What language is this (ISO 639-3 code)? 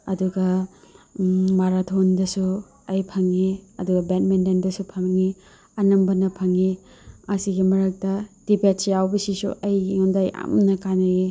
mni